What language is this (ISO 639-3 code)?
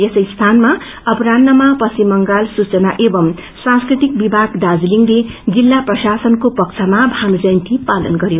nep